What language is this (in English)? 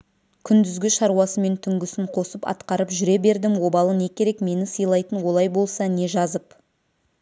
Kazakh